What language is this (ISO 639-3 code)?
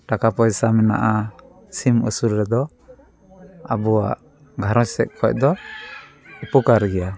sat